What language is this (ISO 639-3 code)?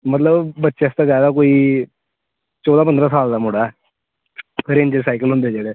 doi